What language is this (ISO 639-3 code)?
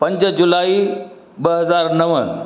snd